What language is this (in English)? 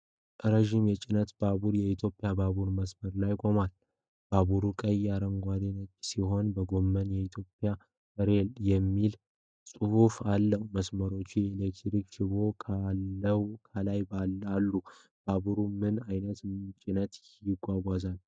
Amharic